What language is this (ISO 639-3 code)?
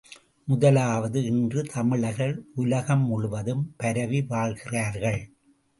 tam